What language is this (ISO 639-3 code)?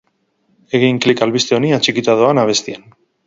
eus